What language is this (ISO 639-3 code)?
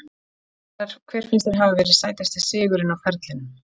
isl